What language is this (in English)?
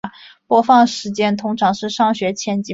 Chinese